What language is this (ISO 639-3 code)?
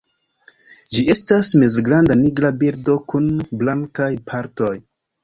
epo